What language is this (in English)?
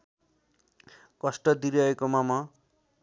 Nepali